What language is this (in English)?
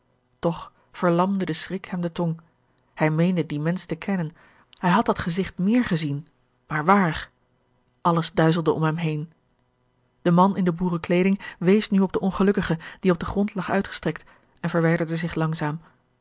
Dutch